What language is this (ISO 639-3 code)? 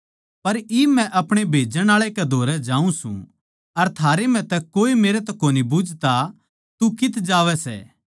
bgc